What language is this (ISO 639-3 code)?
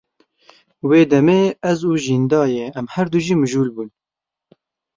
kur